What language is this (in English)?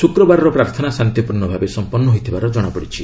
Odia